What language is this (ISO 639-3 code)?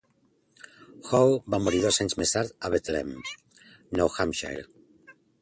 cat